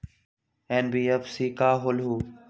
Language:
Magahi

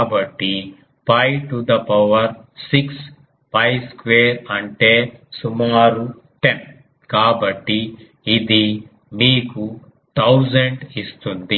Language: Telugu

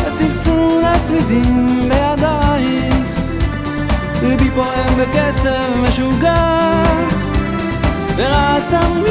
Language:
Arabic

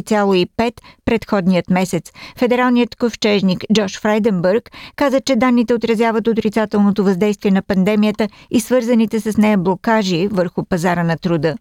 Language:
Bulgarian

